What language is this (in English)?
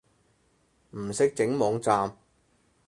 Cantonese